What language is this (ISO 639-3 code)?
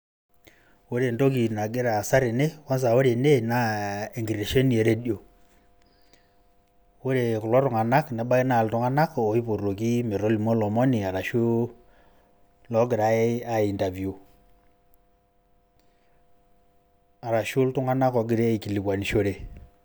mas